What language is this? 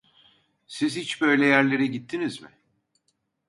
Turkish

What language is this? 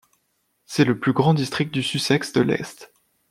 French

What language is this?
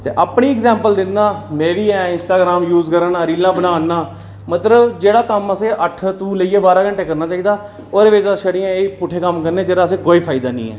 Dogri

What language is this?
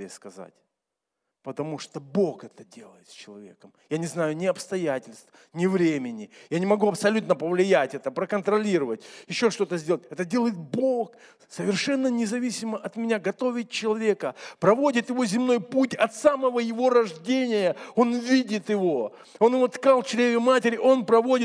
Russian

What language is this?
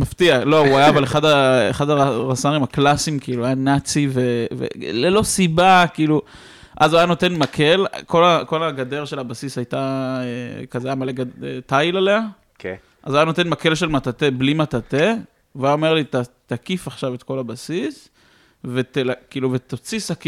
Hebrew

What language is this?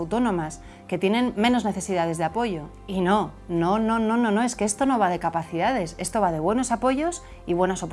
Spanish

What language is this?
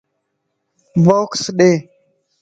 Lasi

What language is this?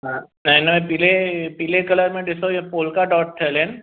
Sindhi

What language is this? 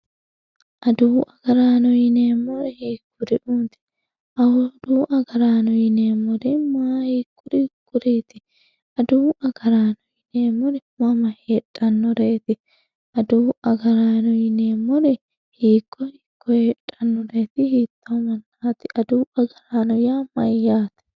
Sidamo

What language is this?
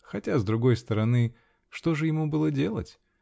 Russian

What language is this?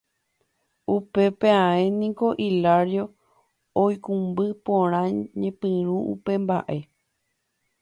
Guarani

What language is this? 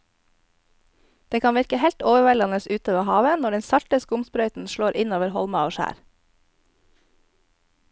Norwegian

